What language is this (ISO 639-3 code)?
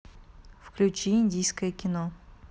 rus